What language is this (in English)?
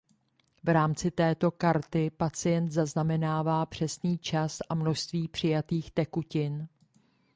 Czech